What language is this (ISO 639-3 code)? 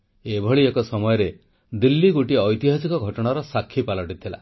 ori